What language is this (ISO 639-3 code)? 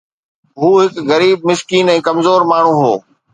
snd